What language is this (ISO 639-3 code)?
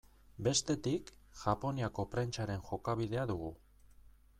eus